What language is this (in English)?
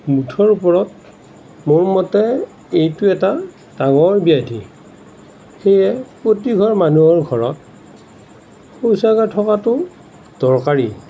Assamese